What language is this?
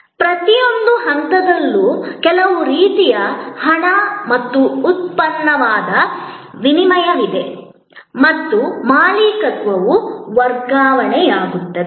Kannada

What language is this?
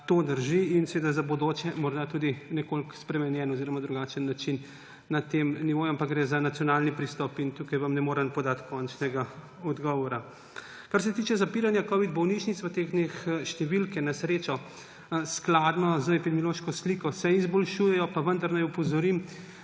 Slovenian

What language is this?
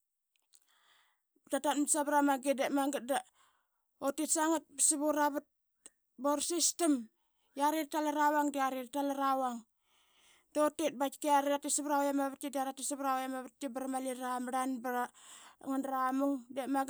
Qaqet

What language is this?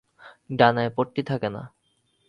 Bangla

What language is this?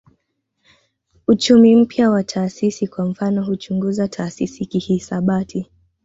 Swahili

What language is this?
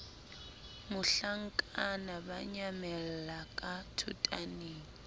Southern Sotho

